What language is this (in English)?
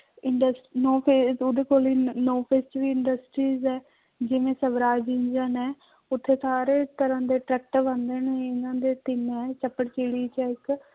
Punjabi